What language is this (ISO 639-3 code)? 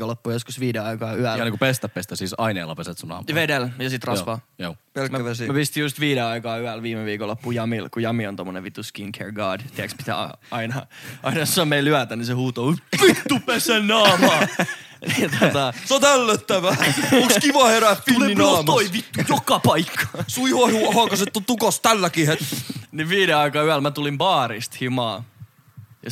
fin